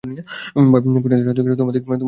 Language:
Bangla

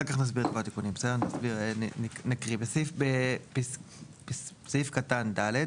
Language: Hebrew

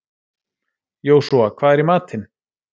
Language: Icelandic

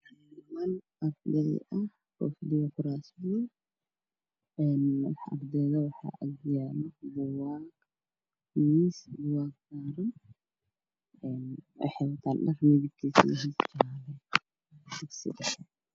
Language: Somali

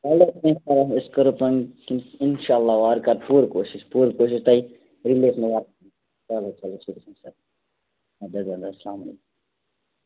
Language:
Kashmiri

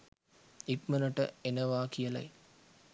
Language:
Sinhala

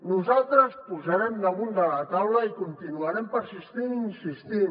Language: Catalan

